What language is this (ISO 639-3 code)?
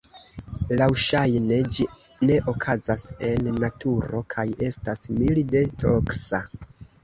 epo